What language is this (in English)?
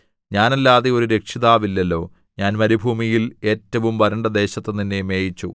Malayalam